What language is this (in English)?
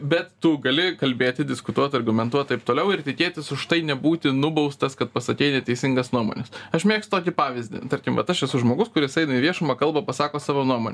Lithuanian